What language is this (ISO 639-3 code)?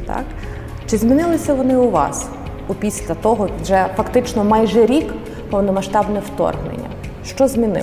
ukr